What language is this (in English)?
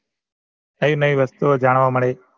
Gujarati